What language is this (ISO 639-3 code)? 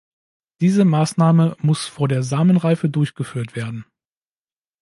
deu